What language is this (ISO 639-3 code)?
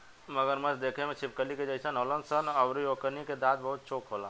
bho